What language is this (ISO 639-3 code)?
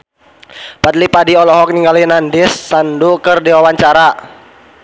sun